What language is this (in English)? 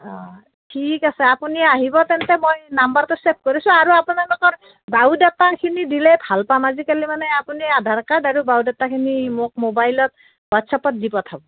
Assamese